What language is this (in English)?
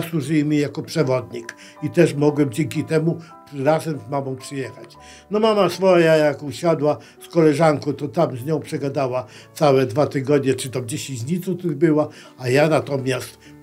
Polish